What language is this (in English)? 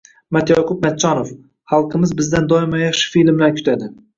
Uzbek